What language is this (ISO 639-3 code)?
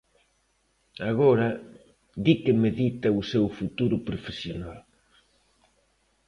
glg